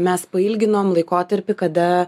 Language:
Lithuanian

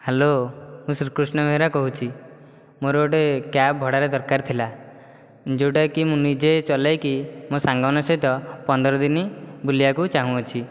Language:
Odia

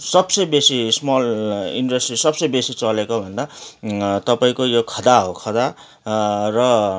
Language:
Nepali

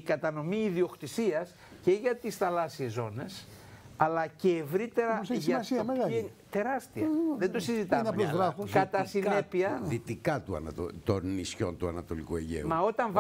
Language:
Greek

